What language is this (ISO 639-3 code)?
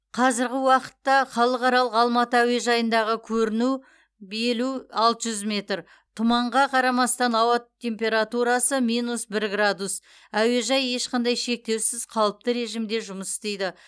kaz